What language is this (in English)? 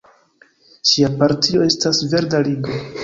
Esperanto